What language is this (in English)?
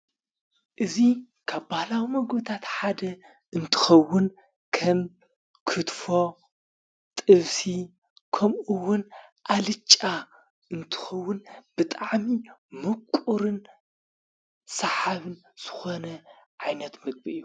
Tigrinya